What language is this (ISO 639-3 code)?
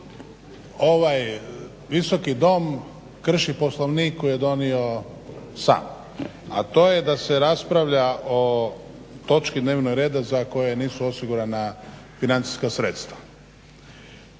hrv